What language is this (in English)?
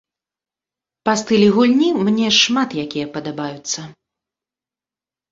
Belarusian